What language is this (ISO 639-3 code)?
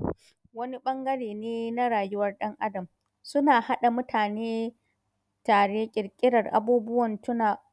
hau